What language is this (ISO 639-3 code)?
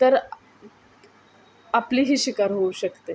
mar